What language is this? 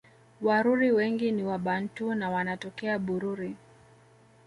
Swahili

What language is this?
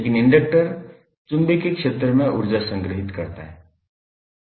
Hindi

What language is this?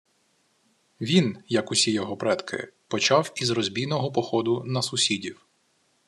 Ukrainian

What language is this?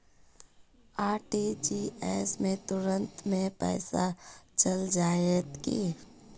Magahi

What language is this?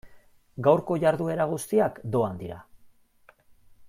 Basque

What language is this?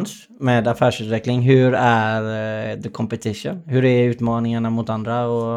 Swedish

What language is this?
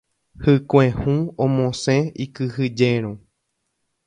Guarani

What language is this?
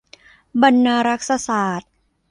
Thai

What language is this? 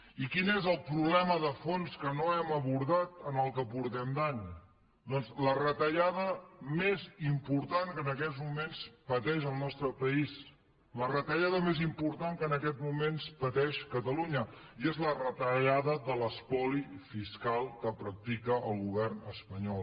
Catalan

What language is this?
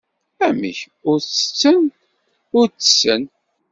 Kabyle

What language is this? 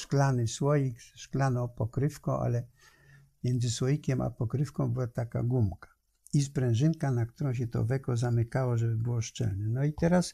Polish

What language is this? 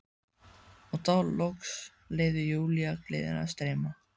Icelandic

